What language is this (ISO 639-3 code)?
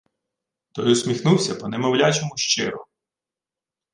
ukr